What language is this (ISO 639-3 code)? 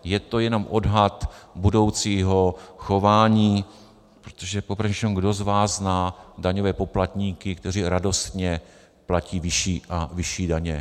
ces